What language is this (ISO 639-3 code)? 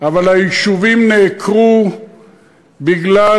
heb